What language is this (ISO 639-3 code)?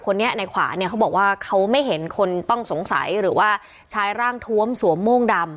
tha